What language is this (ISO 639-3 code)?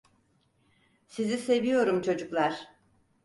tur